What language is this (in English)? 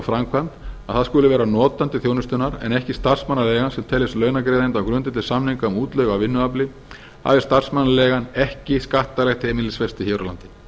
Icelandic